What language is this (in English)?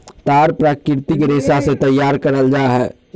Magahi